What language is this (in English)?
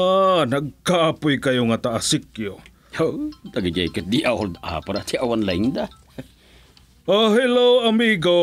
Filipino